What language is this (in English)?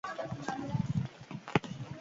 Basque